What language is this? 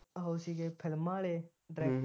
Punjabi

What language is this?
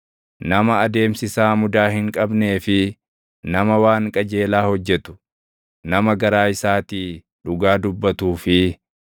Oromo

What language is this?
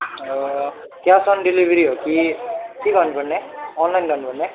Nepali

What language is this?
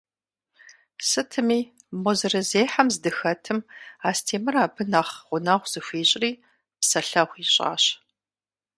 Kabardian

